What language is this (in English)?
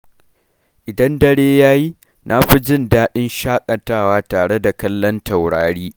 Hausa